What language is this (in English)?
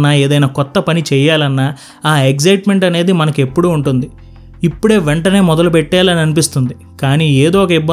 Telugu